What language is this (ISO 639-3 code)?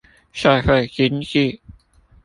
zho